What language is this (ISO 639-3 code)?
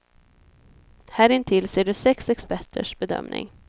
swe